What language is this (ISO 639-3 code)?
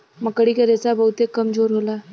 bho